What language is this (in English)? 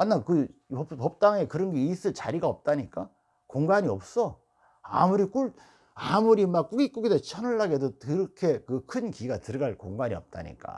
Korean